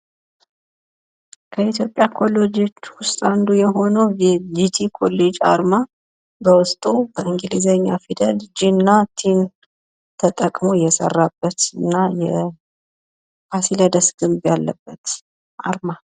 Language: Amharic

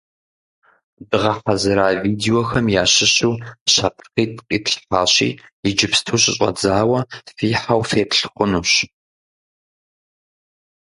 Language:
Kabardian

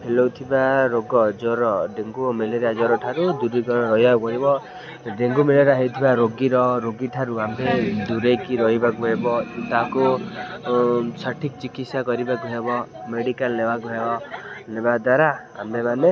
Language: Odia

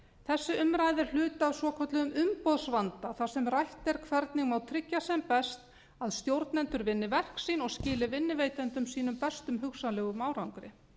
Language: Icelandic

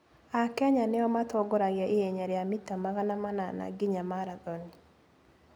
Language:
Kikuyu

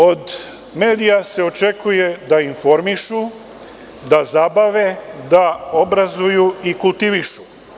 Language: Serbian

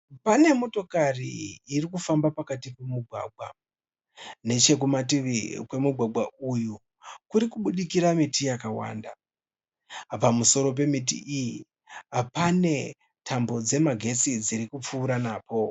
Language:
Shona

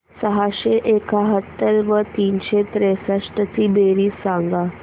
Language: Marathi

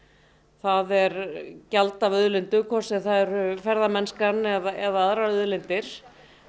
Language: Icelandic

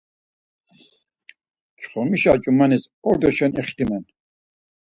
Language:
Laz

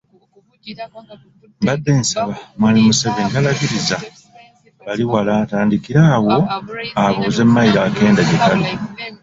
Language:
Ganda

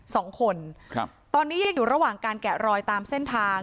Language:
Thai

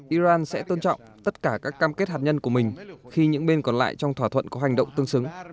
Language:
Vietnamese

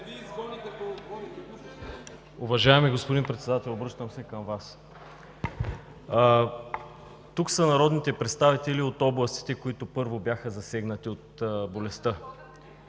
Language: Bulgarian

